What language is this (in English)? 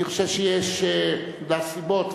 Hebrew